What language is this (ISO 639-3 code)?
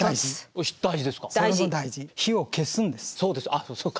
jpn